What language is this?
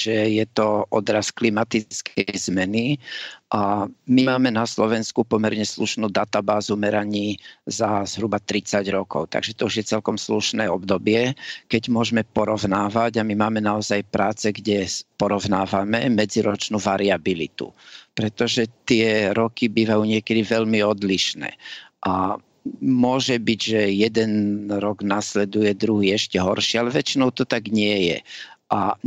Slovak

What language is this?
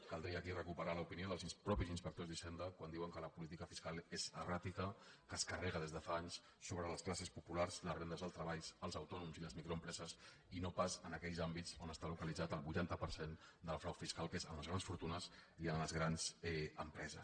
Catalan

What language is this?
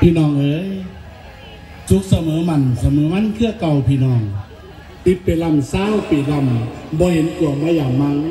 Thai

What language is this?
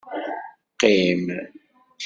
Kabyle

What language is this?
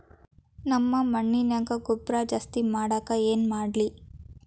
Kannada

